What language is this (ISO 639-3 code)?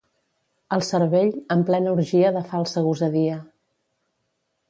cat